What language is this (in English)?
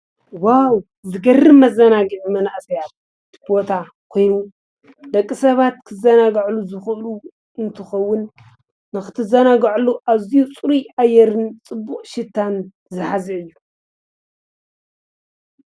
Tigrinya